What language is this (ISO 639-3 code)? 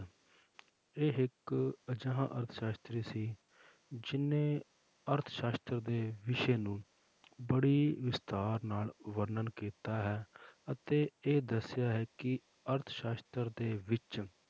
pan